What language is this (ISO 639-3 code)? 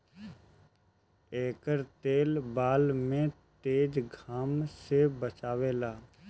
bho